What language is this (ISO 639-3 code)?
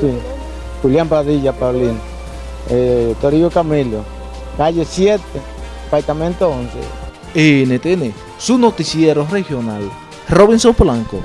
spa